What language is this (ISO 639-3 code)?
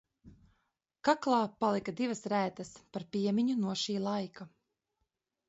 lav